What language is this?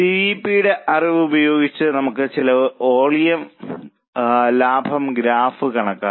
Malayalam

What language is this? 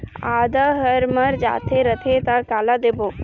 Chhattisgarhi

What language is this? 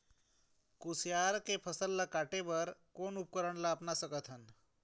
Chhattisgarhi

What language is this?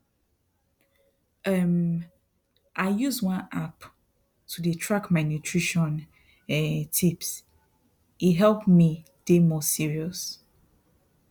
Nigerian Pidgin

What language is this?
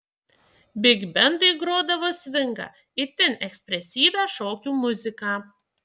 Lithuanian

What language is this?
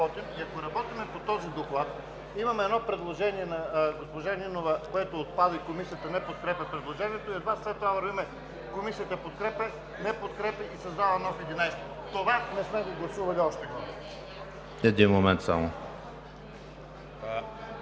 Bulgarian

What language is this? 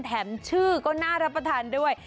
Thai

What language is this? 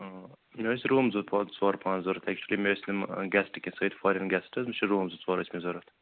Kashmiri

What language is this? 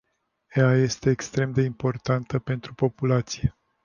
Romanian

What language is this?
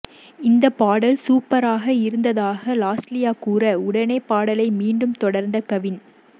Tamil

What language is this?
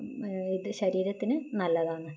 Malayalam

